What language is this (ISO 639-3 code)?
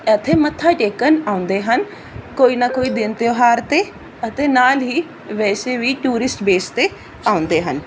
pan